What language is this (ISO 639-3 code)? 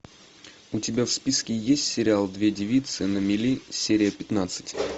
rus